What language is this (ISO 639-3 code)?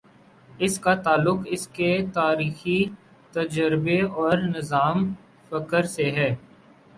urd